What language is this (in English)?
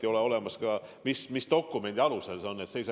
Estonian